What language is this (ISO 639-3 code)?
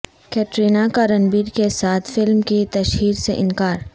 urd